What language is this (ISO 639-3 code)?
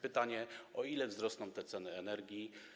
pol